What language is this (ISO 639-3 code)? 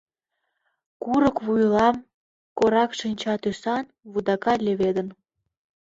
chm